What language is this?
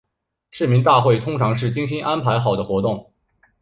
Chinese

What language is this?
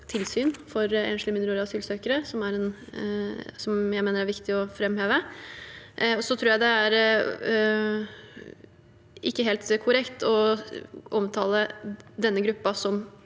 Norwegian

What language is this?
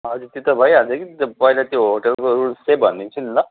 Nepali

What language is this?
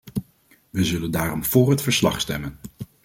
Dutch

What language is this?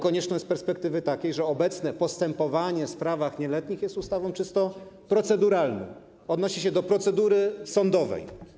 Polish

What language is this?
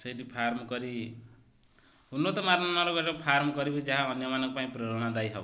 Odia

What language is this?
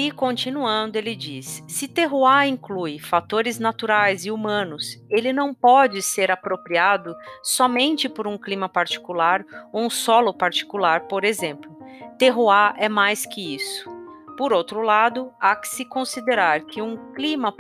Portuguese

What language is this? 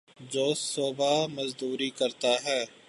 Urdu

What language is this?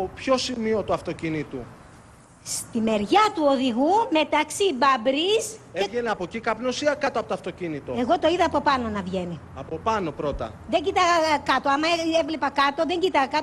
Greek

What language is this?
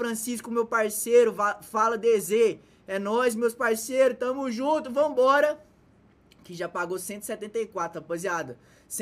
Portuguese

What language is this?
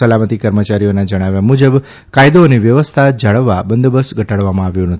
Gujarati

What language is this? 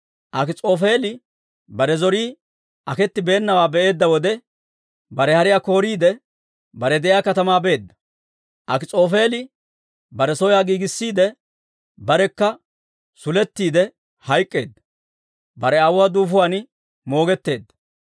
Dawro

